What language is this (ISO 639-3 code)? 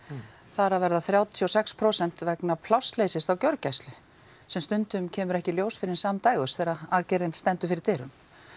isl